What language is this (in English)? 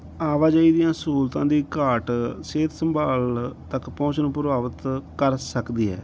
Punjabi